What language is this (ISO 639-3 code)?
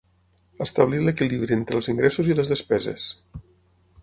cat